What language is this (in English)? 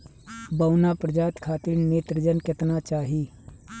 Bhojpuri